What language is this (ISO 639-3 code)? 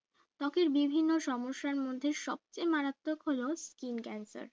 ben